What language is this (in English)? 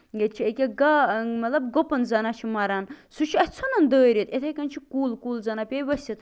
Kashmiri